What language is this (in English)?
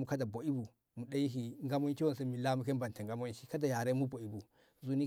Ngamo